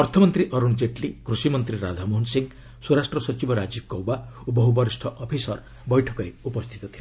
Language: Odia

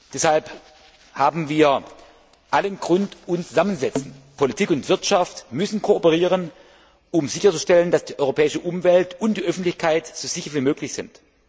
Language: German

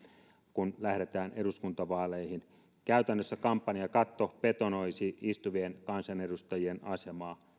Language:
Finnish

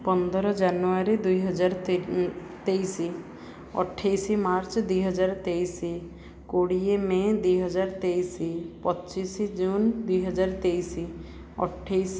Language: Odia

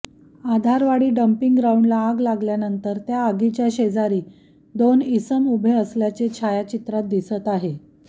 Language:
Marathi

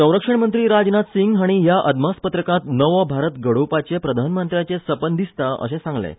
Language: Konkani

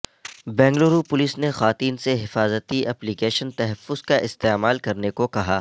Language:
Urdu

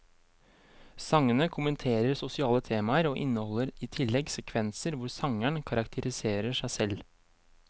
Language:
Norwegian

